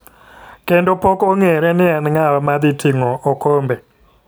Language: Luo (Kenya and Tanzania)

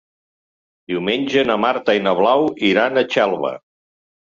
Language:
Catalan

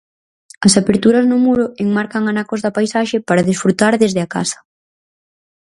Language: Galician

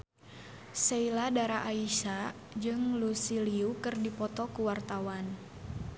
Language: Sundanese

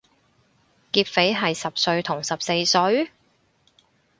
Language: Cantonese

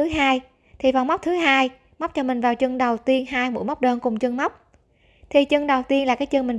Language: Vietnamese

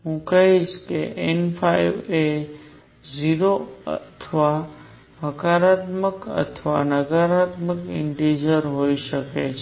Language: Gujarati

